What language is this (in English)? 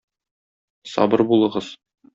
Tatar